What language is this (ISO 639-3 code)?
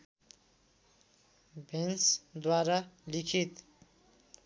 nep